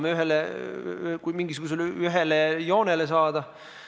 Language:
Estonian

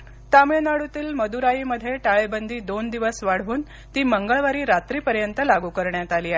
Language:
Marathi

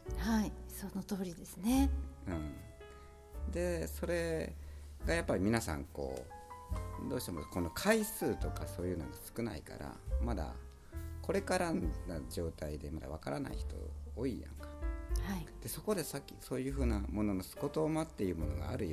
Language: Japanese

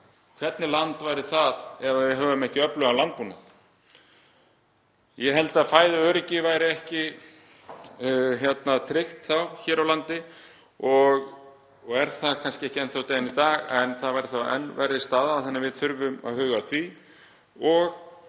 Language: Icelandic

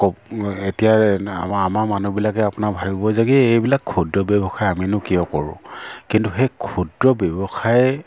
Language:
Assamese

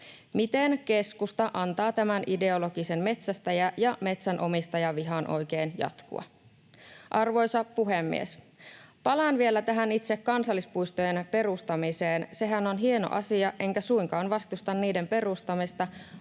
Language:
Finnish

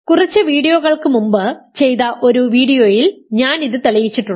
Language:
Malayalam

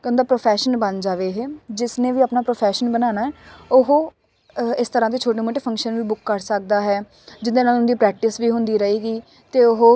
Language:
Punjabi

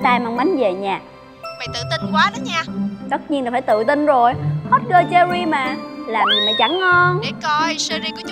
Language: Vietnamese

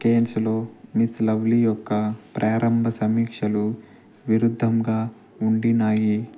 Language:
Telugu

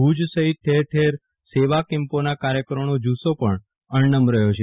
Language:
Gujarati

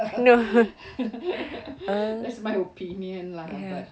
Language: English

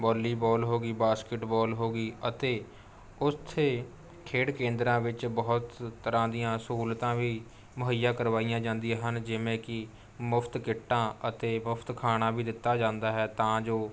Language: Punjabi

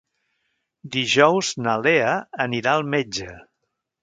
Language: Catalan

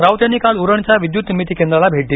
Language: Marathi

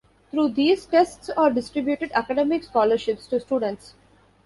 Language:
English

